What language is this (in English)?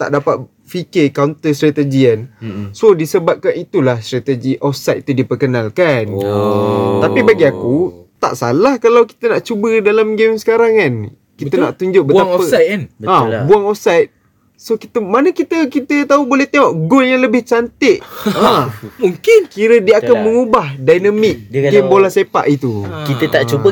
Malay